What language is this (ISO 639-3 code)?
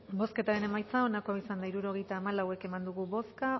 eus